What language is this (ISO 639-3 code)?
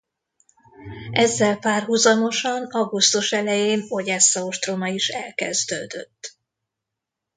hun